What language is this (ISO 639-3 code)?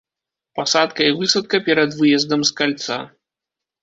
bel